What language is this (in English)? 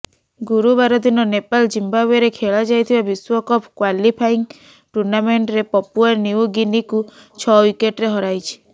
Odia